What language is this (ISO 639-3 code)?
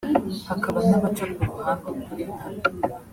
kin